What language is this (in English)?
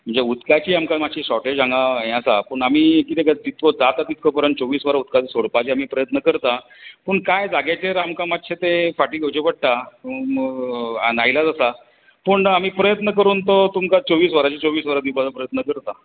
Konkani